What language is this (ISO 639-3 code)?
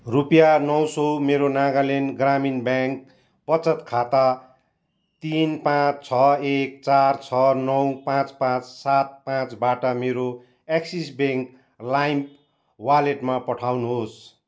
nep